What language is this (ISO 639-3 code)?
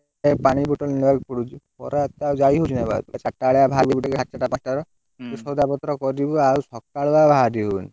ori